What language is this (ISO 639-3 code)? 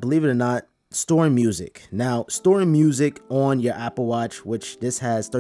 eng